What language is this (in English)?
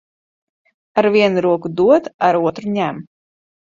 Latvian